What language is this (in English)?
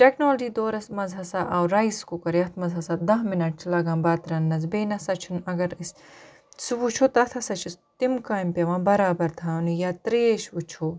Kashmiri